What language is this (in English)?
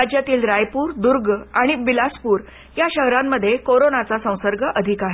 Marathi